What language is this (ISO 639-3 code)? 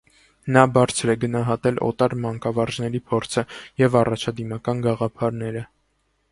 hye